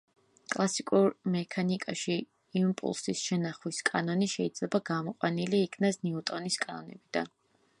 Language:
Georgian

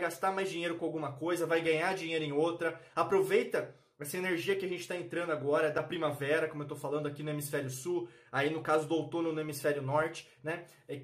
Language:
Portuguese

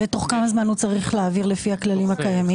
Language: Hebrew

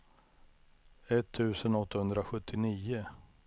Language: Swedish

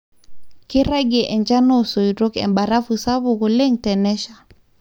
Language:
Masai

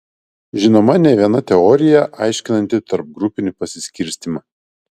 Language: Lithuanian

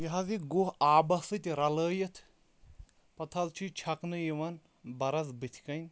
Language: Kashmiri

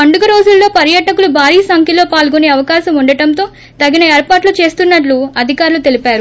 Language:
Telugu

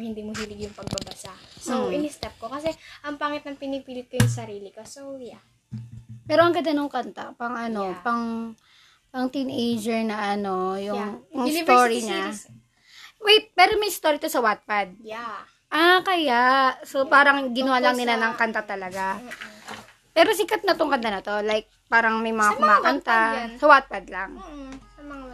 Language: Filipino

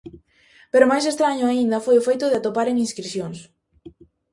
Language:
Galician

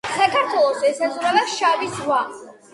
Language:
Georgian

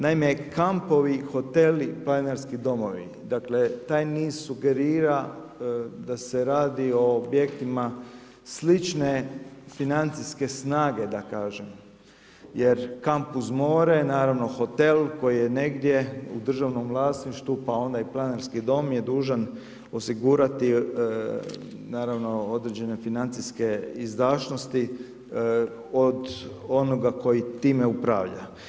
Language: Croatian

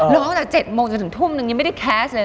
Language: Thai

